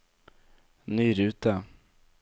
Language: Norwegian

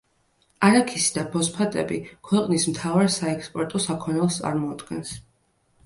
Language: Georgian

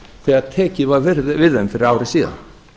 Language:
Icelandic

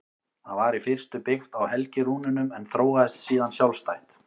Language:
Icelandic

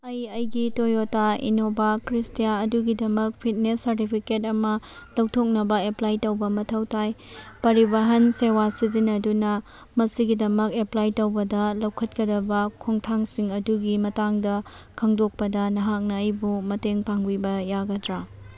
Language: Manipuri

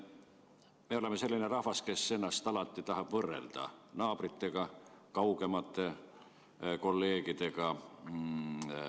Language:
Estonian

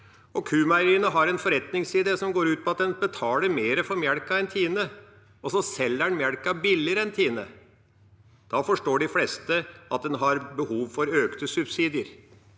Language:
Norwegian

